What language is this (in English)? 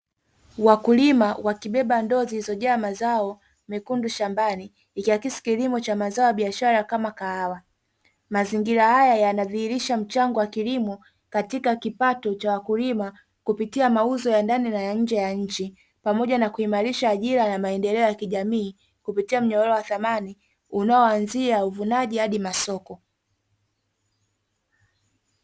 Swahili